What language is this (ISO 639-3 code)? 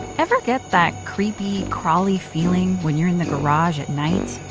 eng